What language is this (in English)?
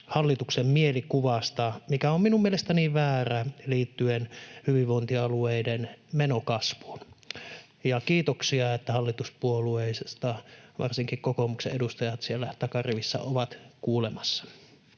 Finnish